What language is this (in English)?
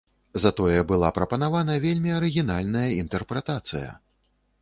Belarusian